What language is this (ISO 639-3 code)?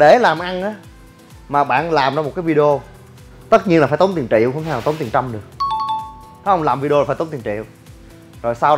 vie